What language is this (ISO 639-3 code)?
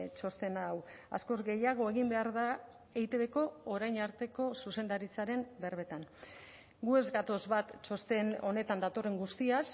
eus